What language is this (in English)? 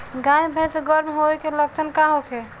Bhojpuri